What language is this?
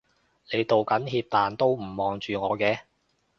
Cantonese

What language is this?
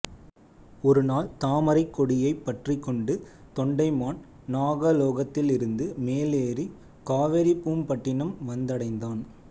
Tamil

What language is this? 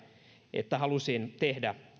Finnish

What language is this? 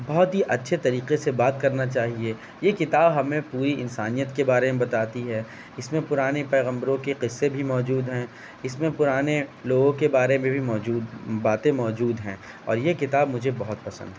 Urdu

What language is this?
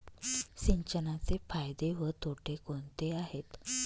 Marathi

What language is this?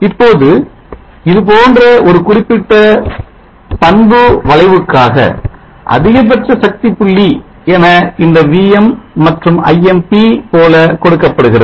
Tamil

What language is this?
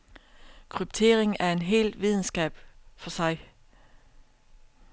Danish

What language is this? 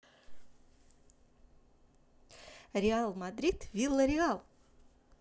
Russian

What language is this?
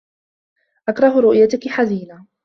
Arabic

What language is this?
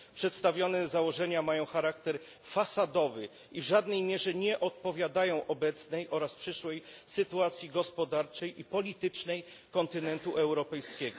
Polish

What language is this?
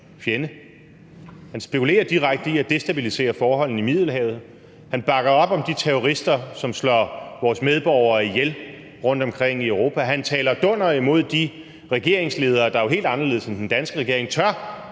Danish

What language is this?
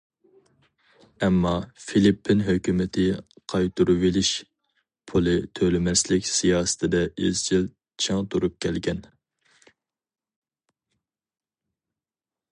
Uyghur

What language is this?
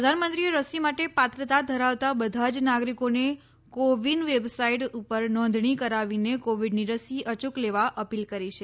Gujarati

